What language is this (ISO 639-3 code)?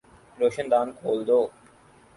urd